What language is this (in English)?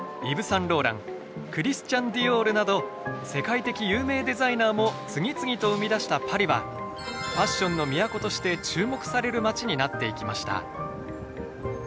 Japanese